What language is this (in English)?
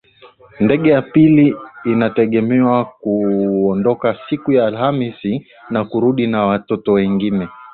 Swahili